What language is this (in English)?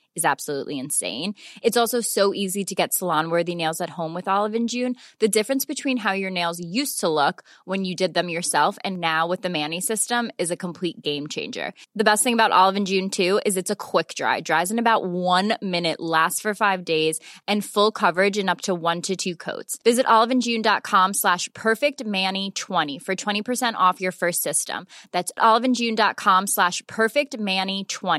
Filipino